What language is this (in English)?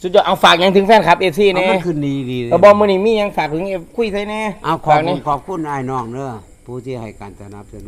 Thai